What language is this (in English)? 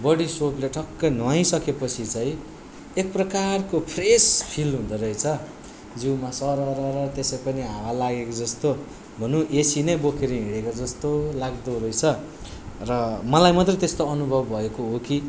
Nepali